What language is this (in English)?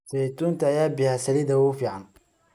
Somali